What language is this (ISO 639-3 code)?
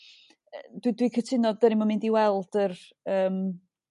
cym